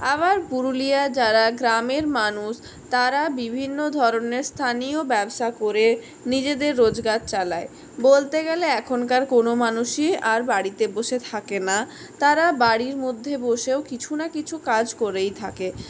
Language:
Bangla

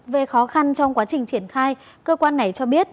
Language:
Vietnamese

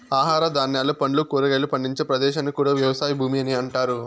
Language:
Telugu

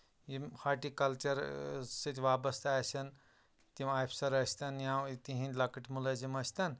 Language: Kashmiri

